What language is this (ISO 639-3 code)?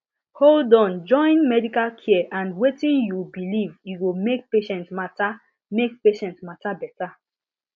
pcm